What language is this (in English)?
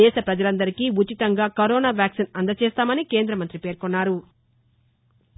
Telugu